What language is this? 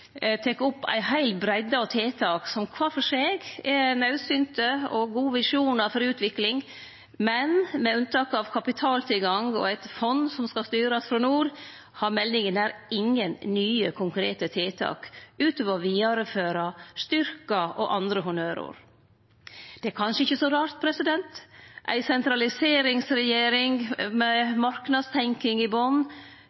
Norwegian Nynorsk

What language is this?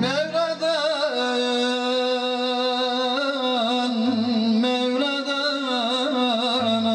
Turkish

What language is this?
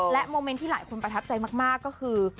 Thai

